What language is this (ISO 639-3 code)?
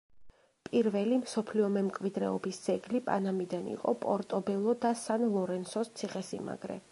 kat